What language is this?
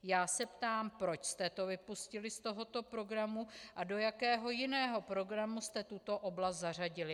Czech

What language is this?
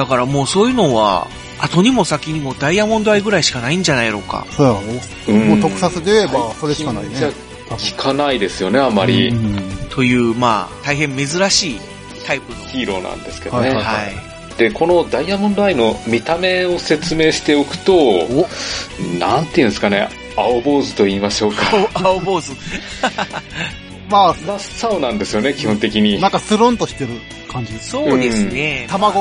Japanese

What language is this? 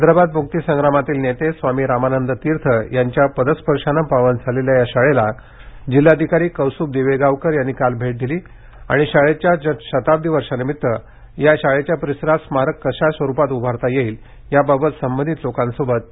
Marathi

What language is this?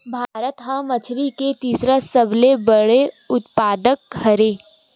Chhattisgarhi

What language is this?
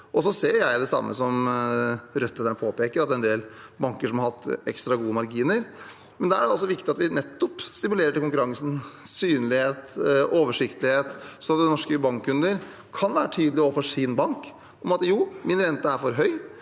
Norwegian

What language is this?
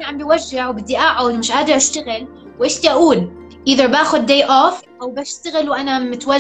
Arabic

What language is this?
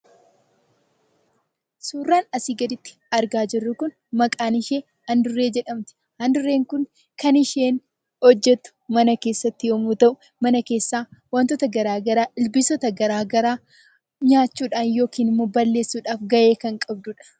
Oromo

